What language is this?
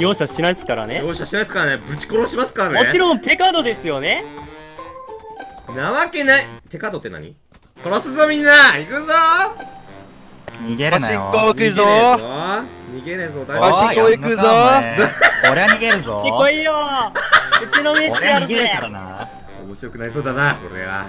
Japanese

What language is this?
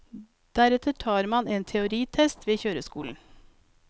Norwegian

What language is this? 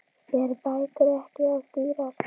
Icelandic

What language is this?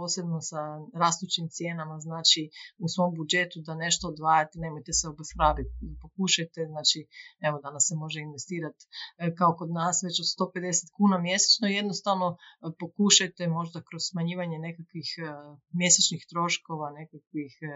Croatian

